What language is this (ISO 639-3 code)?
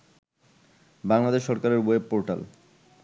ben